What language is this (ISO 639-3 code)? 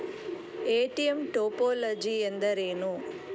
kan